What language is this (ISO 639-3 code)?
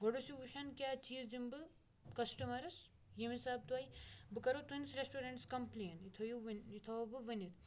kas